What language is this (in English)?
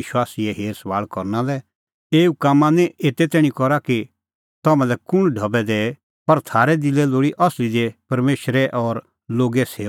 Kullu Pahari